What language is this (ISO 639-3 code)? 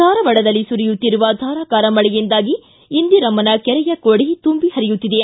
kan